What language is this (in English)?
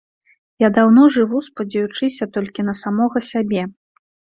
Belarusian